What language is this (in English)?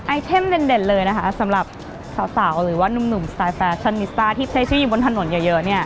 Thai